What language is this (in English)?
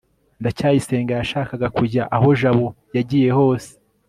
Kinyarwanda